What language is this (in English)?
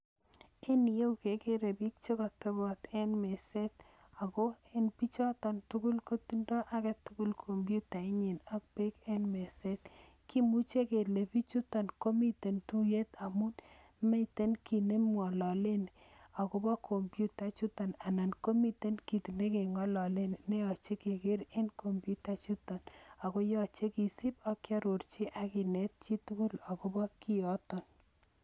Kalenjin